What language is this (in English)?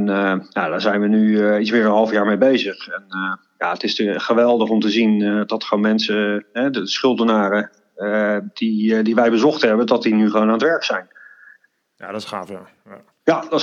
Dutch